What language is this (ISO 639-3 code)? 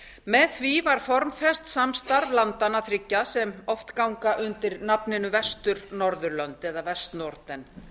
isl